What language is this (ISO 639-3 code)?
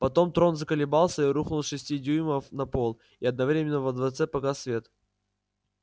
rus